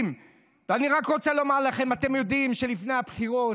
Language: Hebrew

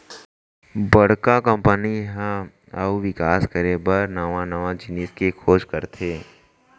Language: Chhattisgarhi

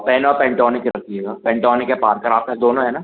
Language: Hindi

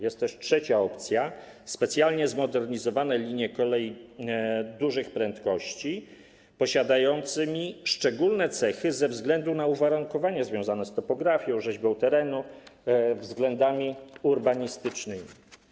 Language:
Polish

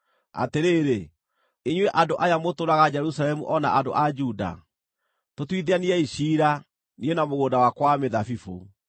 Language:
Kikuyu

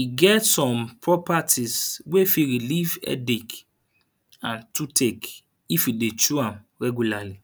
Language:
Nigerian Pidgin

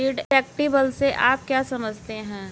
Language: Hindi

